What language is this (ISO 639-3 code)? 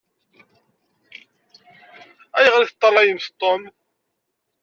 kab